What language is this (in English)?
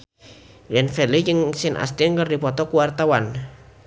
Sundanese